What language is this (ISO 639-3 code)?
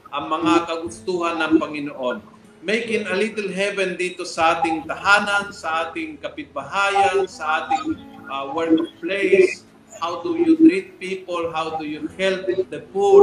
fil